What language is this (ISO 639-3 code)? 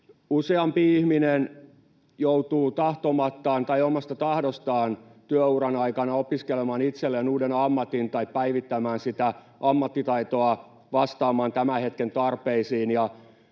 fin